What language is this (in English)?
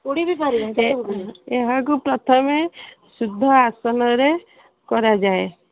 Odia